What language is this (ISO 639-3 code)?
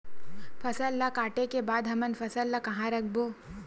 hne